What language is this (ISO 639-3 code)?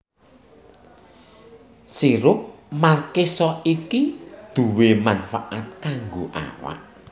jav